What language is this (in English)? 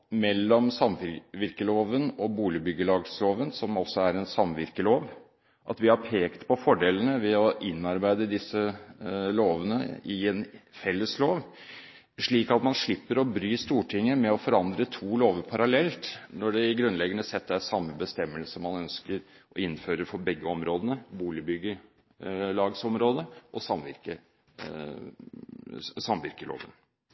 Norwegian Bokmål